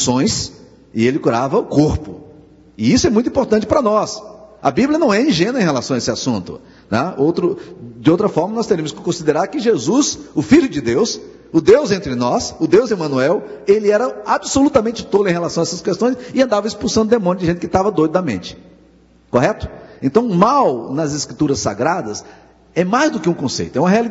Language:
Portuguese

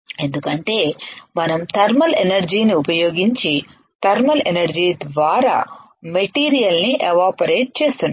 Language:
Telugu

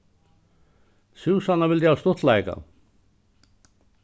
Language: Faroese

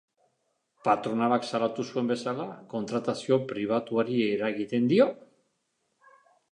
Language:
Basque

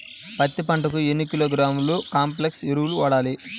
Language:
Telugu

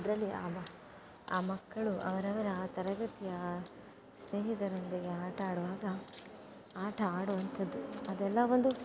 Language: Kannada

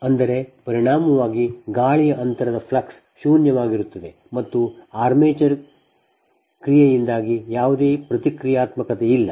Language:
Kannada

